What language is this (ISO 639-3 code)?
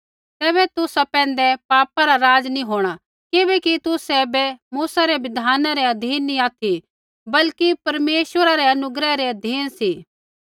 kfx